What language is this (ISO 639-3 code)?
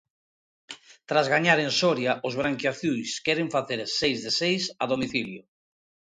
glg